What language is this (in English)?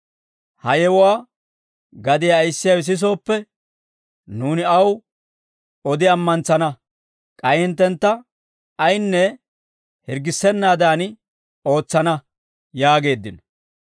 Dawro